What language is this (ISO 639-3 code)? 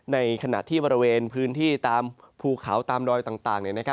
tha